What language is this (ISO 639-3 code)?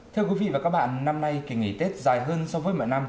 vie